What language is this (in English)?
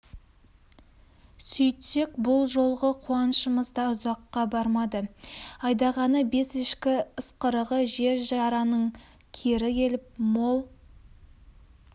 Kazakh